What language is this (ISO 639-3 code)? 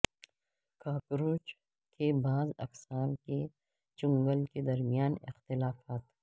urd